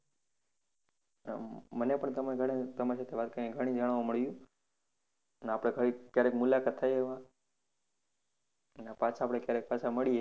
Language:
Gujarati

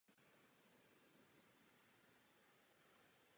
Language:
Czech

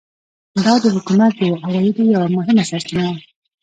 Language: Pashto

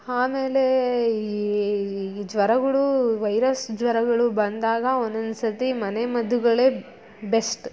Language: Kannada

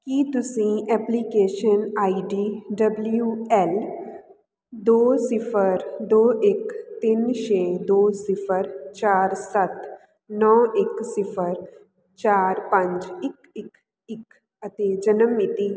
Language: Punjabi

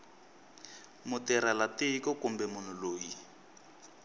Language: Tsonga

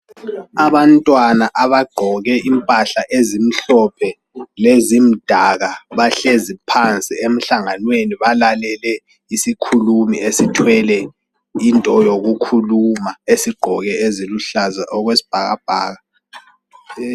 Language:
North Ndebele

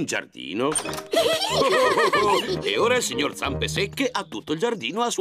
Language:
Italian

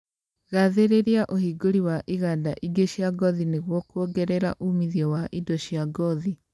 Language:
Kikuyu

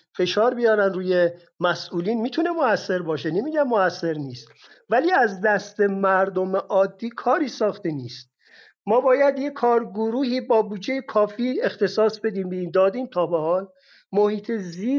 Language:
Persian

